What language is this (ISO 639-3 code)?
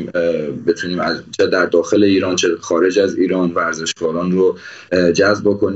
fas